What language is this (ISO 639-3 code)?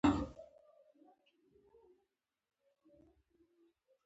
pus